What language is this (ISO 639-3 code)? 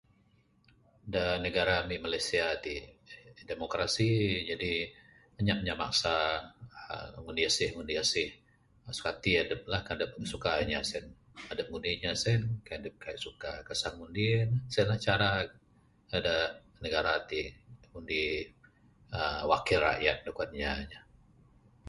sdo